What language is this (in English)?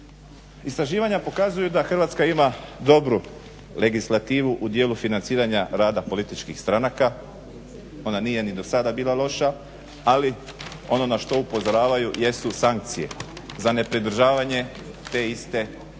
Croatian